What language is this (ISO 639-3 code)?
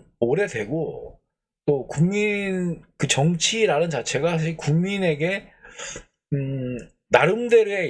kor